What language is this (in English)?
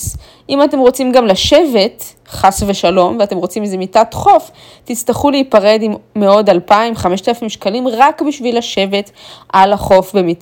Hebrew